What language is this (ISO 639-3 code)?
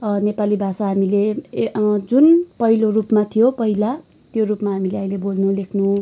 nep